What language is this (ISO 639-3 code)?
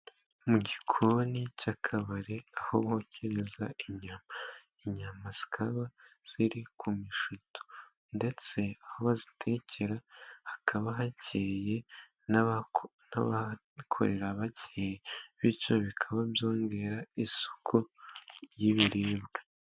kin